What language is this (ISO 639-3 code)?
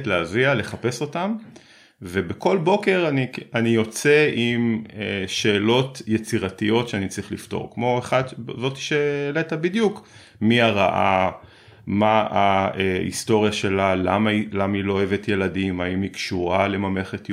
heb